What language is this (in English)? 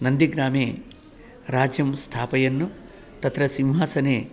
Sanskrit